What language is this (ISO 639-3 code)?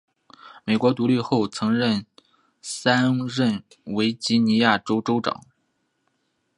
zho